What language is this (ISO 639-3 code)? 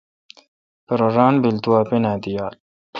xka